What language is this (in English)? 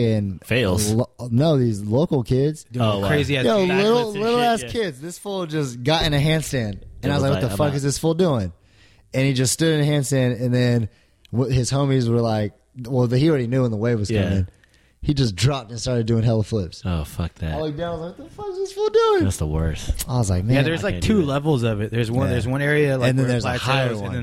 English